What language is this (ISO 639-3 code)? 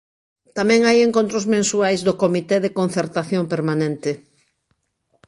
glg